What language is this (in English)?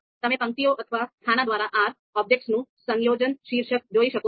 Gujarati